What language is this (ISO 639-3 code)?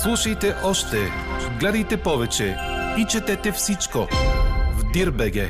bul